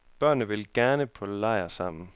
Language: Danish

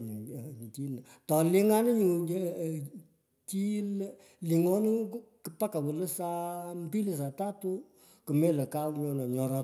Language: Pökoot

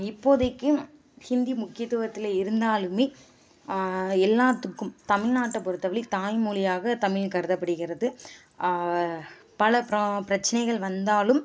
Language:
Tamil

